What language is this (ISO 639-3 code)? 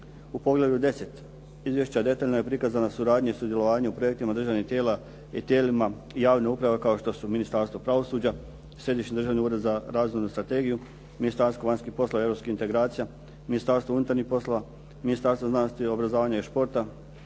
hrv